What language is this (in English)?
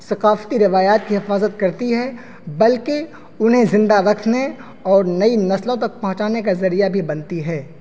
Urdu